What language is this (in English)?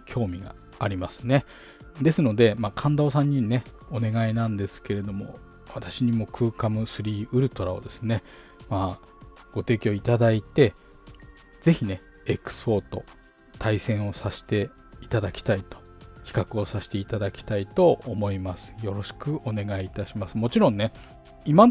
Japanese